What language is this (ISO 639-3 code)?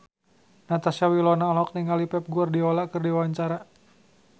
sun